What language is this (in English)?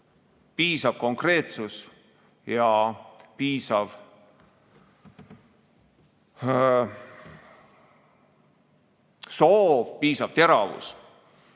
Estonian